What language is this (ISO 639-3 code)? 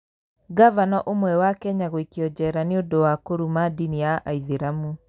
kik